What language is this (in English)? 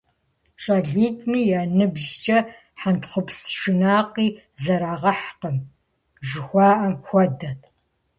Kabardian